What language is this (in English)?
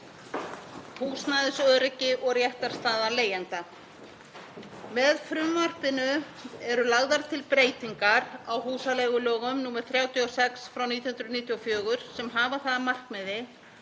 Icelandic